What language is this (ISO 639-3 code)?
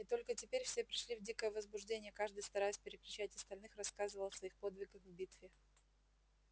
rus